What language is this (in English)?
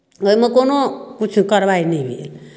Maithili